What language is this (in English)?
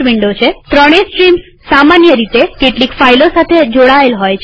Gujarati